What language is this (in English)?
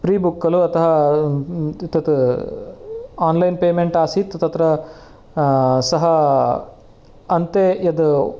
Sanskrit